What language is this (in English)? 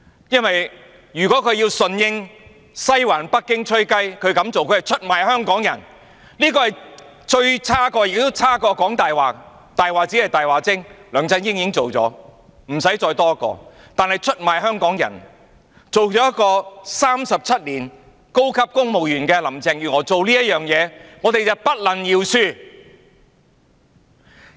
Cantonese